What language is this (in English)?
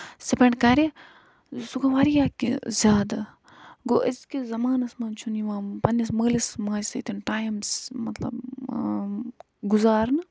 Kashmiri